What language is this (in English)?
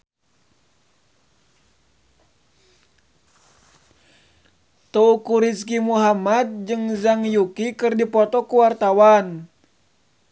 Sundanese